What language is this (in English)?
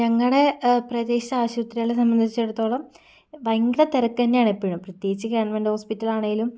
Malayalam